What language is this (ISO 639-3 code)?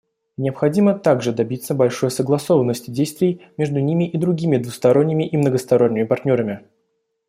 rus